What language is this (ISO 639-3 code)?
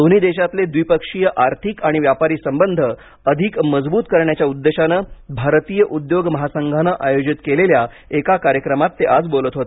mar